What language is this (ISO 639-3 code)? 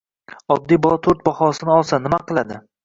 uzb